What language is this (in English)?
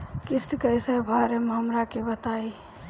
Bhojpuri